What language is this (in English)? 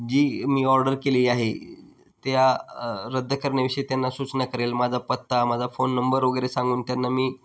Marathi